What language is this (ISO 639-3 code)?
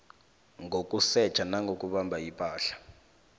nbl